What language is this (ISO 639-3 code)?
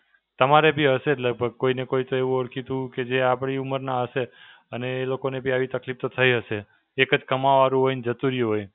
guj